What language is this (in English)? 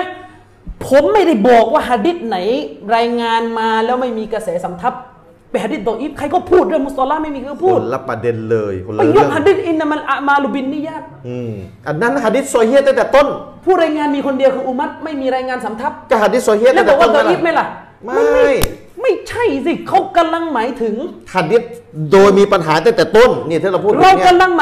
Thai